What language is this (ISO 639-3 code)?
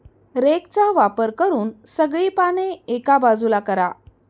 mar